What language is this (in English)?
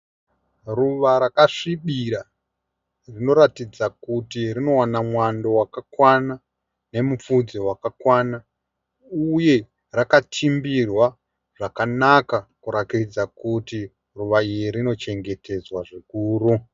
Shona